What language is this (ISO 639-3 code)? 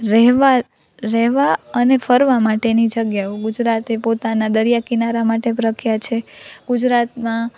guj